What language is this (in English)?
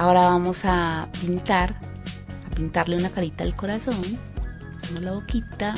Spanish